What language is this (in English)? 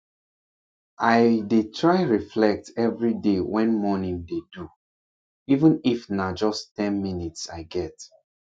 Nigerian Pidgin